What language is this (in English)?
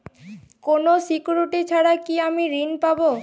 Bangla